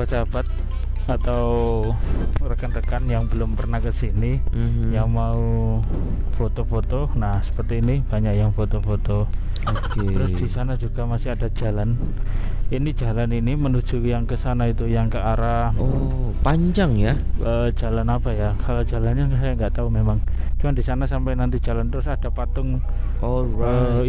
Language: Indonesian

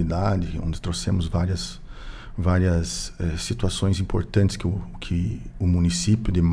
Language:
Portuguese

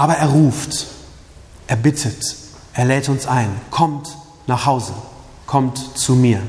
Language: German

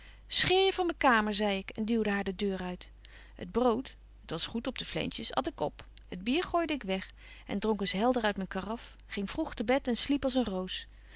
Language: Dutch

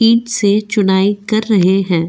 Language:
Hindi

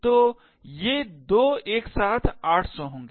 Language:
Hindi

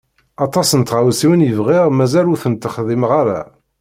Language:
Kabyle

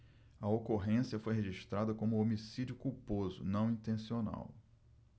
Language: Portuguese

